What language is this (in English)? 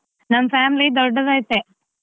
Kannada